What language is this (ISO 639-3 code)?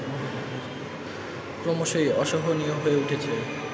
ben